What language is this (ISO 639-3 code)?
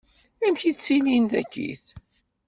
kab